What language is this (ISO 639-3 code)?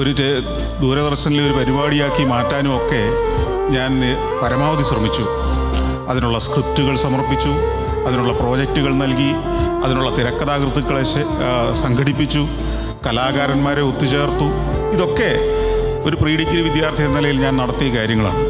mal